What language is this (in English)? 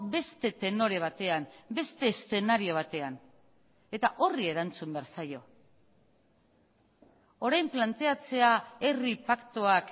Basque